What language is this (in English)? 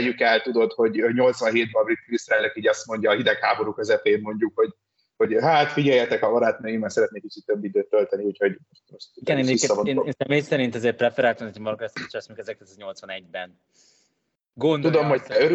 Hungarian